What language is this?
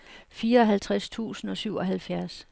Danish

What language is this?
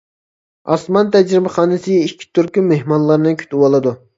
Uyghur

